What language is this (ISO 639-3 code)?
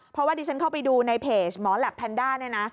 tha